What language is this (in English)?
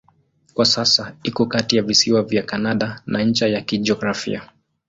Swahili